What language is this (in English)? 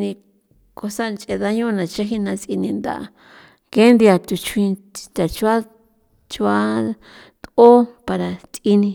San Felipe Otlaltepec Popoloca